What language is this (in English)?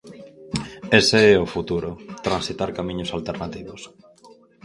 Galician